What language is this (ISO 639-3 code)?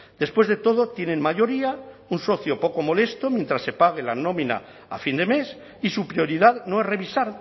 spa